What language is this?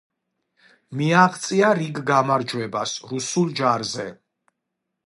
Georgian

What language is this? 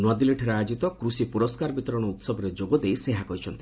Odia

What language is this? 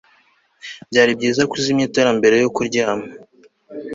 Kinyarwanda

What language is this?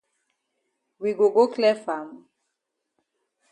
Cameroon Pidgin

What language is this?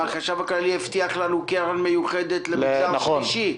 Hebrew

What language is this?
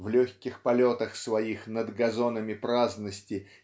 Russian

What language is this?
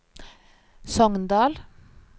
Norwegian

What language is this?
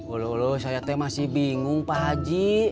Indonesian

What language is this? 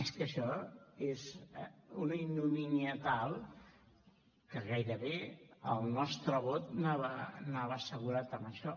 Catalan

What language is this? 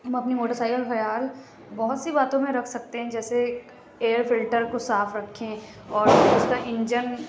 Urdu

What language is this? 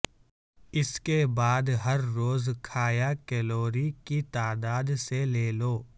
Urdu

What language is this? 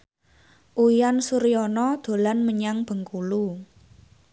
Javanese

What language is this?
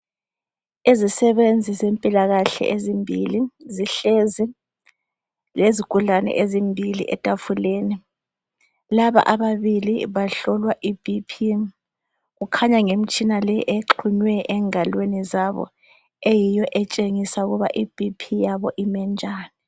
North Ndebele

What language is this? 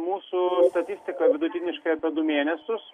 Lithuanian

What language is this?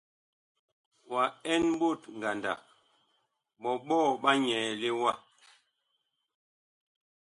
Bakoko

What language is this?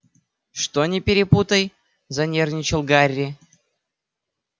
Russian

